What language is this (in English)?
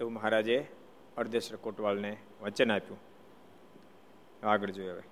Gujarati